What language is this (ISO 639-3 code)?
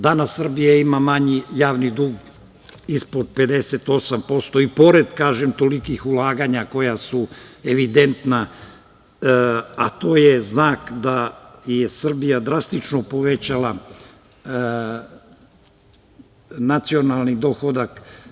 srp